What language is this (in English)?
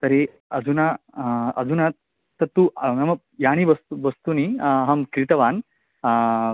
Sanskrit